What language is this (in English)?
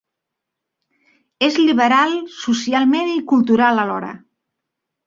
Catalan